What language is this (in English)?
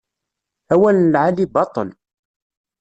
Kabyle